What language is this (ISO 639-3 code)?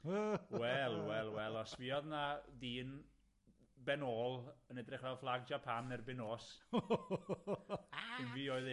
cym